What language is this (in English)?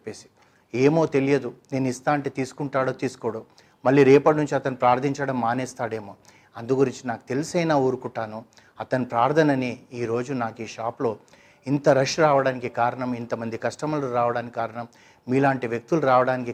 Telugu